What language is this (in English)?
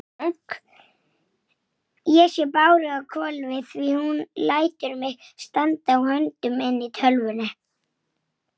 Icelandic